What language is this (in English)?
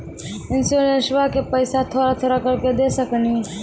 Maithili